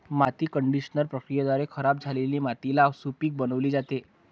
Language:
Marathi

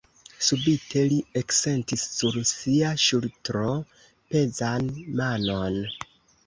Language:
Esperanto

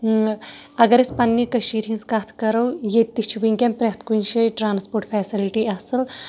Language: Kashmiri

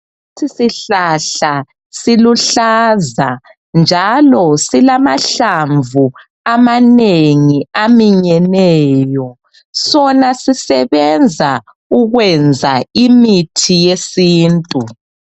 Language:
North Ndebele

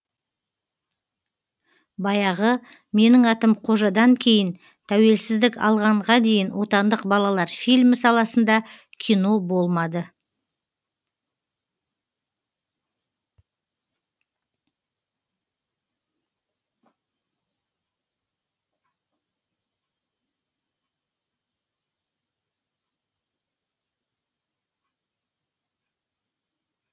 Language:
Kazakh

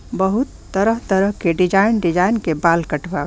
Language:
Bhojpuri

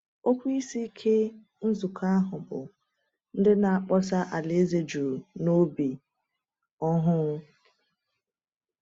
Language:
Igbo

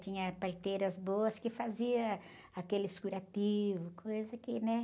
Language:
Portuguese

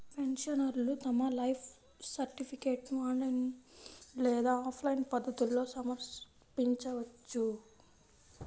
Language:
Telugu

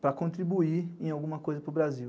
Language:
Portuguese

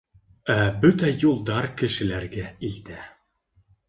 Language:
Bashkir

